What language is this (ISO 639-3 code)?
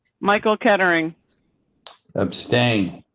eng